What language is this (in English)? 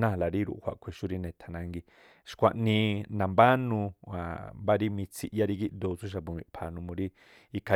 Tlacoapa Me'phaa